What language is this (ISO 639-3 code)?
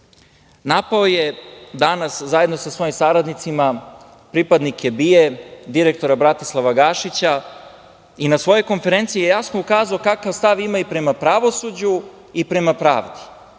srp